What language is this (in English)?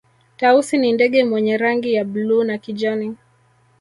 Swahili